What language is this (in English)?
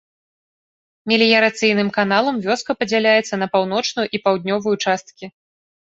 Belarusian